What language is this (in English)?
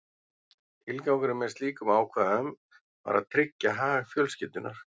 Icelandic